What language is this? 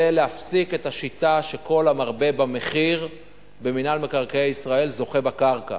Hebrew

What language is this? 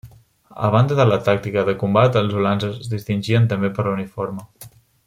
Catalan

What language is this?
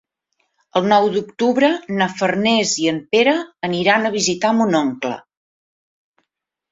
Catalan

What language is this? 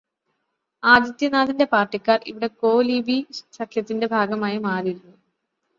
Malayalam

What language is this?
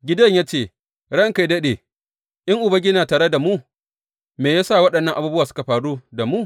Hausa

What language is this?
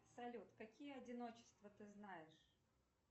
Russian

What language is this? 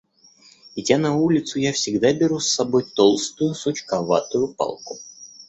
Russian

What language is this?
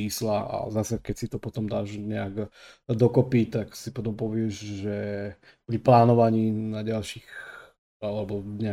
Slovak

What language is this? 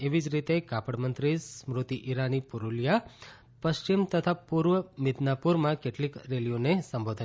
Gujarati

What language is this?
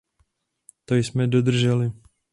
Czech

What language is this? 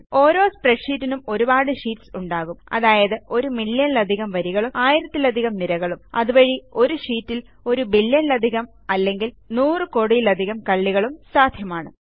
Malayalam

